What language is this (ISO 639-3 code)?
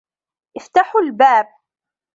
ara